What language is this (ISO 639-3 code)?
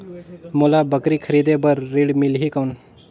hne